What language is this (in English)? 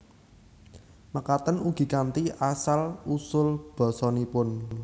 Javanese